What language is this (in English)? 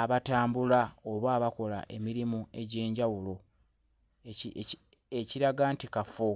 Ganda